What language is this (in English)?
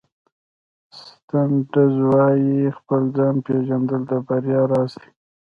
Pashto